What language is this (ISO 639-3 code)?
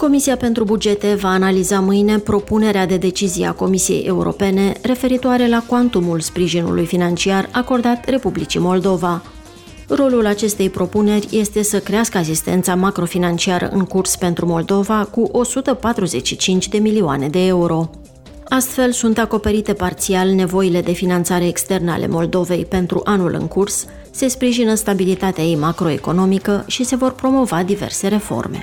ron